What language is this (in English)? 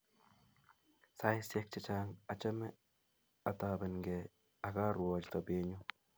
Kalenjin